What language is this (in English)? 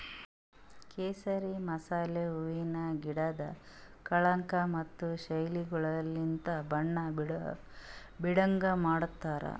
Kannada